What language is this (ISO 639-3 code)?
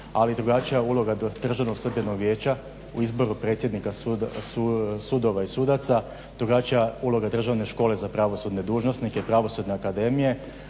hrv